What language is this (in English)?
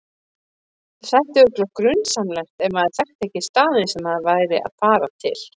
Icelandic